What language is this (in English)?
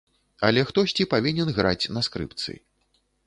Belarusian